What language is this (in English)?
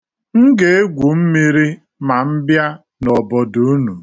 Igbo